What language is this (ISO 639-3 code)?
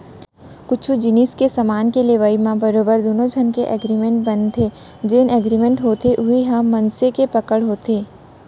hne